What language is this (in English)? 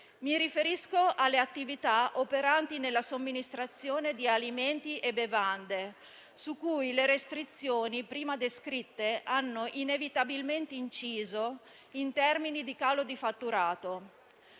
Italian